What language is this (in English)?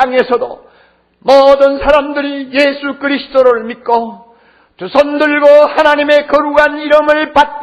Korean